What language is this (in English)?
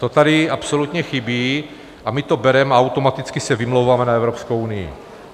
Czech